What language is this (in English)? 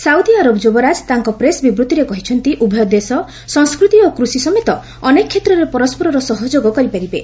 Odia